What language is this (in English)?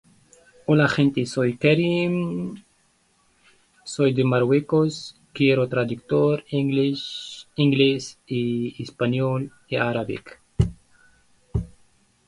Spanish